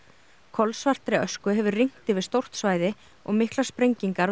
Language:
Icelandic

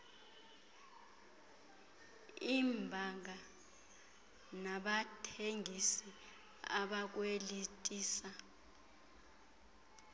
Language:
Xhosa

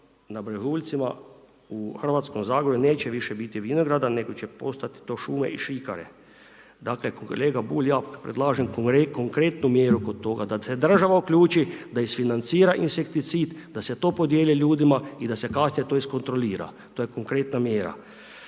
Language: Croatian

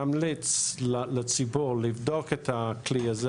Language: Hebrew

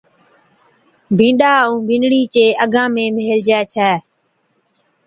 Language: Od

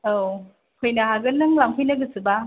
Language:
Bodo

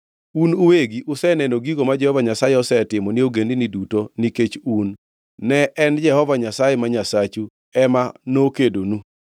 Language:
Luo (Kenya and Tanzania)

